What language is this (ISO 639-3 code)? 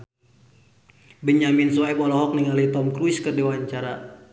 sun